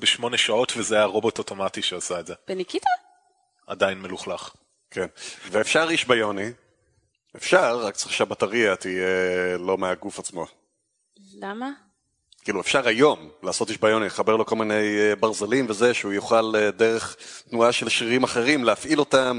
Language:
Hebrew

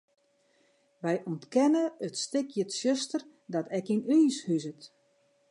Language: Western Frisian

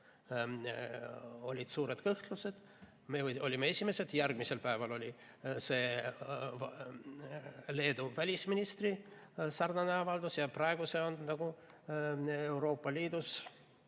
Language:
Estonian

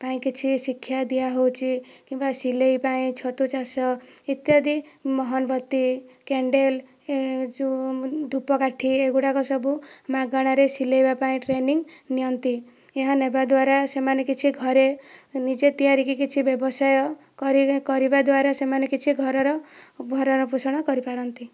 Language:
Odia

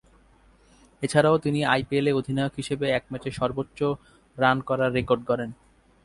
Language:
Bangla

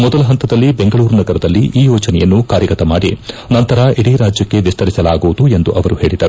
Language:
Kannada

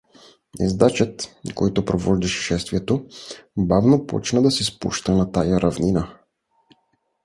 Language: Bulgarian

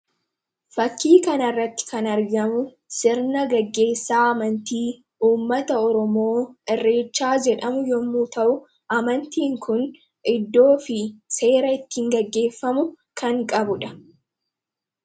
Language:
Oromo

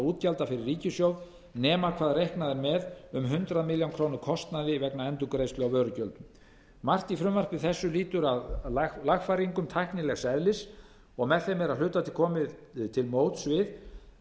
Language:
Icelandic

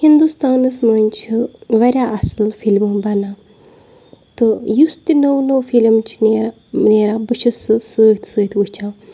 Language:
Kashmiri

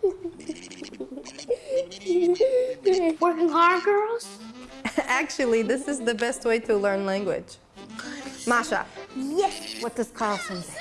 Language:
English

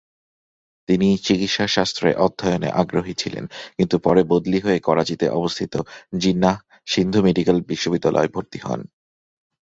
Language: Bangla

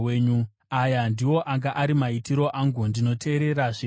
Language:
Shona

